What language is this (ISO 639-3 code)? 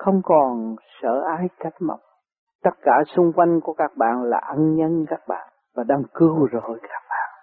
vie